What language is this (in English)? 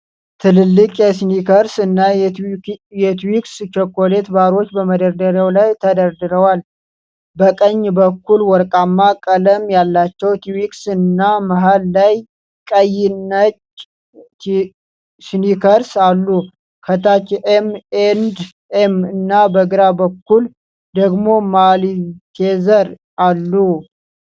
Amharic